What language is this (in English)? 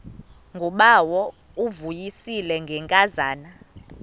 Xhosa